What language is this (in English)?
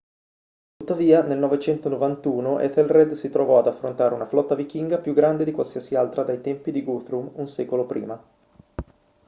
Italian